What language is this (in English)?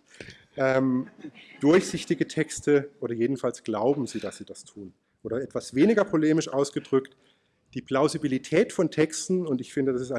German